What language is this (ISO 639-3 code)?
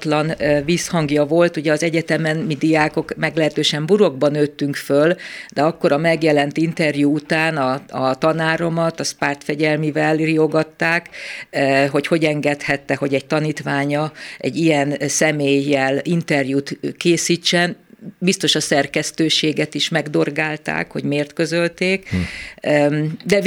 hun